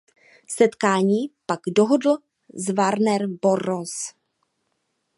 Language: Czech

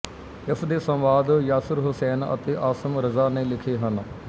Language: Punjabi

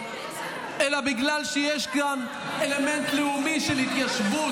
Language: Hebrew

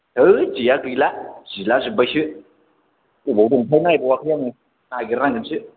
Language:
Bodo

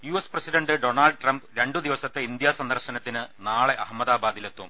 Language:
Malayalam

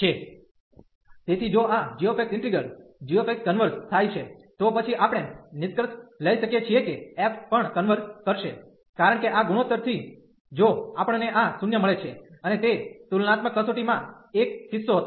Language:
Gujarati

